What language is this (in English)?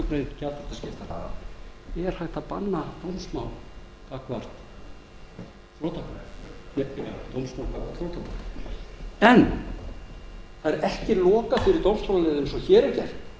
Icelandic